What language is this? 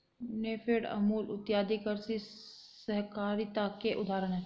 Hindi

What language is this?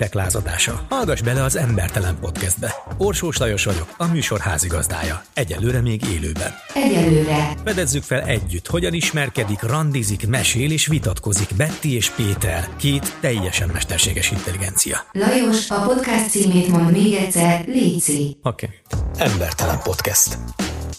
Hungarian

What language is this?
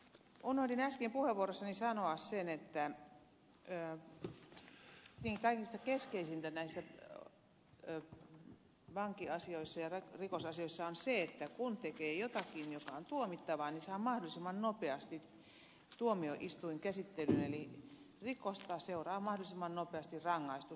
Finnish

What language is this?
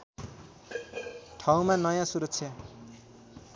Nepali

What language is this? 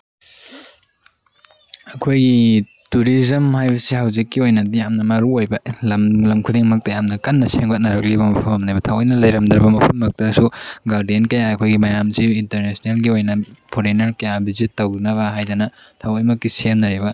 Manipuri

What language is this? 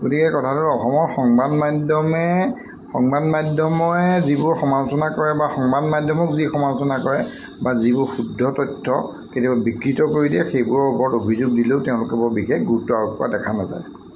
Assamese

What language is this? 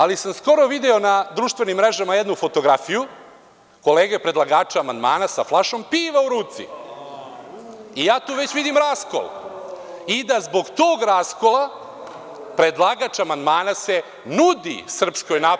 Serbian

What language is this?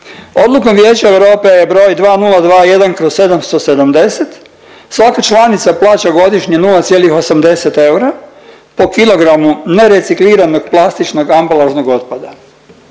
Croatian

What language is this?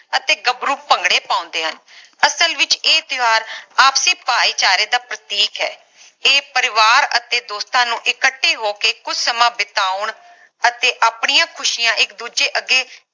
Punjabi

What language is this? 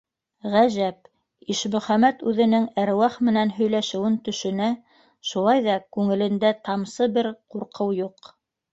Bashkir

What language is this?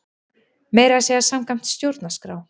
Icelandic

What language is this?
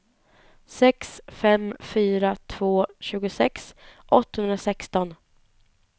Swedish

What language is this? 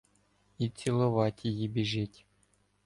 Ukrainian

